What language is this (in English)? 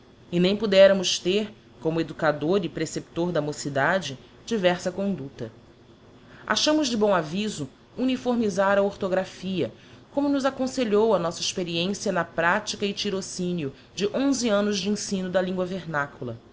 Portuguese